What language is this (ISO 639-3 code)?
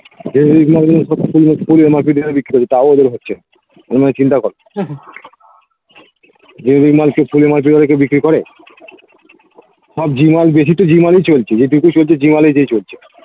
ben